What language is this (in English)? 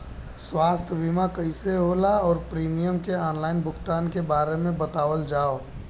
Bhojpuri